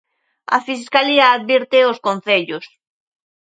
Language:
Galician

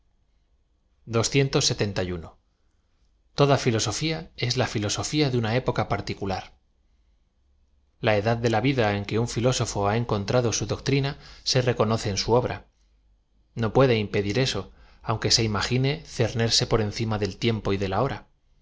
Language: Spanish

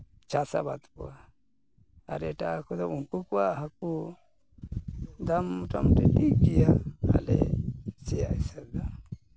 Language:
Santali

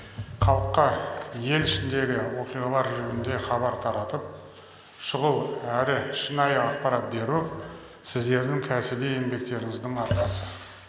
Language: Kazakh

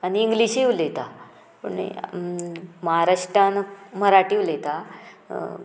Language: Konkani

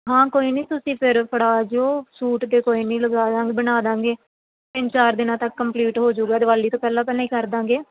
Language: Punjabi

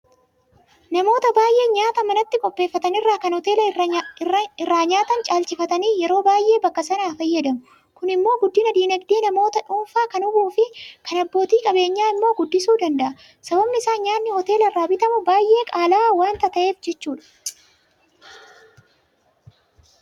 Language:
Oromo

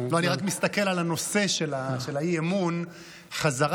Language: Hebrew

